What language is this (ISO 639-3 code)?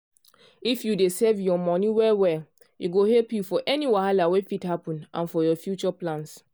pcm